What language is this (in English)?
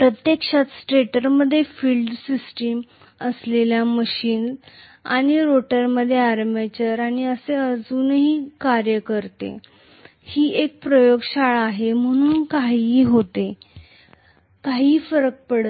Marathi